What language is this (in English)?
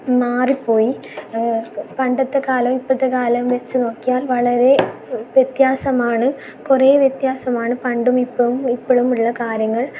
Malayalam